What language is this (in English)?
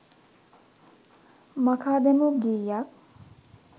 Sinhala